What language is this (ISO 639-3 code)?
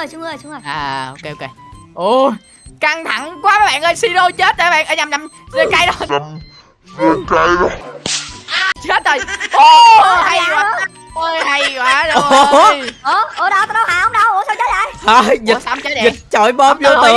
vie